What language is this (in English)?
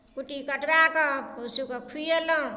Maithili